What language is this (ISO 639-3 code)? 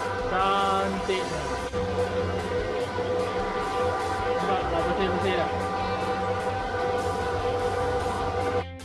msa